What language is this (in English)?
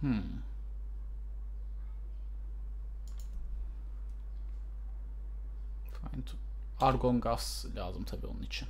Turkish